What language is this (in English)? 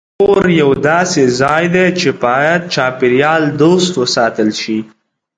Pashto